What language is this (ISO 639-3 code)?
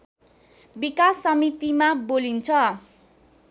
nep